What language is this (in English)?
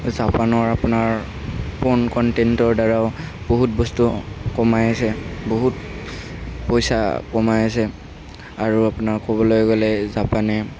Assamese